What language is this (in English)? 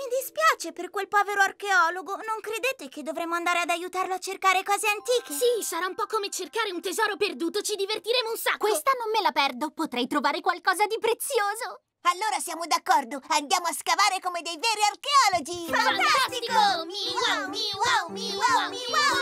Italian